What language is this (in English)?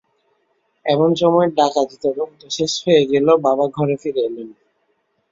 Bangla